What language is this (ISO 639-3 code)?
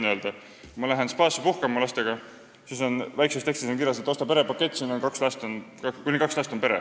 est